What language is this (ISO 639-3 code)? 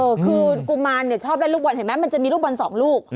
tha